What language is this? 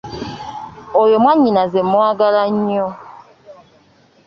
Ganda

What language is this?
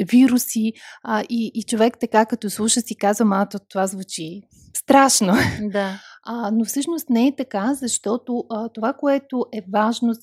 Bulgarian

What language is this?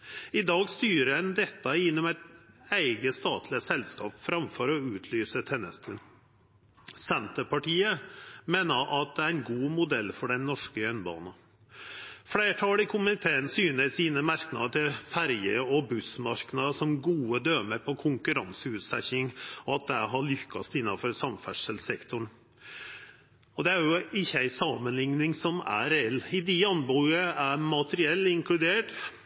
Norwegian Nynorsk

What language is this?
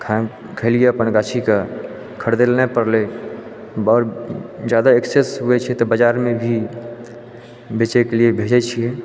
Maithili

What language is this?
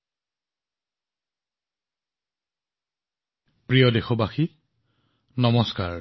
Assamese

